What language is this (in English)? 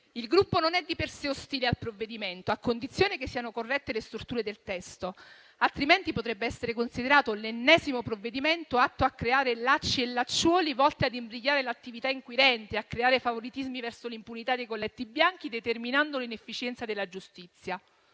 Italian